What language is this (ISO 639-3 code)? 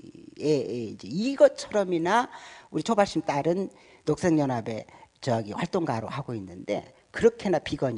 kor